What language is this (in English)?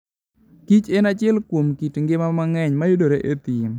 Luo (Kenya and Tanzania)